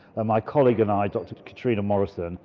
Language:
English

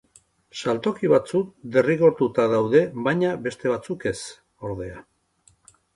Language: Basque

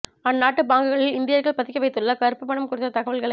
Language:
Tamil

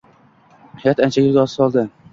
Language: Uzbek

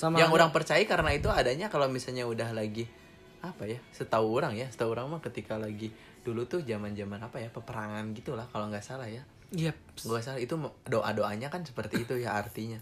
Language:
Indonesian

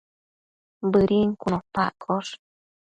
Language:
Matsés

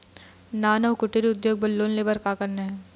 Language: Chhattisgarhi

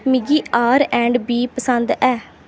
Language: Dogri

